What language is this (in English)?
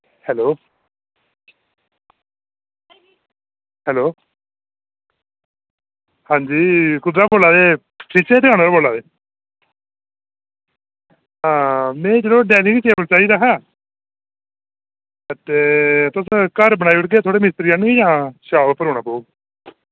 Dogri